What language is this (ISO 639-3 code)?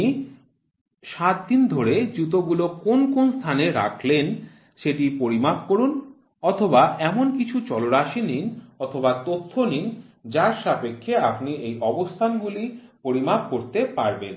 ben